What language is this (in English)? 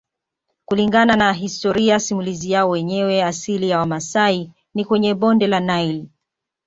Swahili